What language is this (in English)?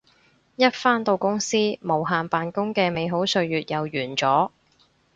Cantonese